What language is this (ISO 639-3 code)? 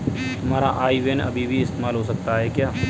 hin